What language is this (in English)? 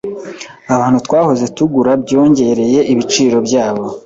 Kinyarwanda